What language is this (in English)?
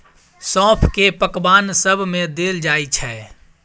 Maithili